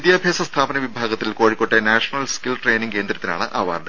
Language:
Malayalam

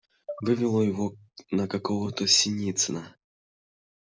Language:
Russian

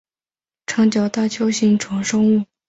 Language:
Chinese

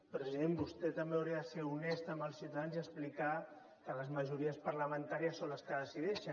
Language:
Catalan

